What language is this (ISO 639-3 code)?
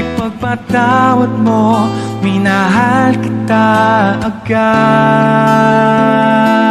ind